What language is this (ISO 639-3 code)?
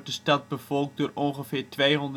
nld